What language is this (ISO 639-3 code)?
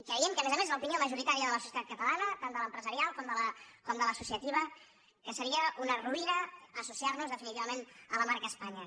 cat